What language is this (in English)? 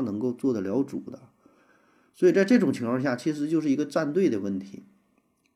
Chinese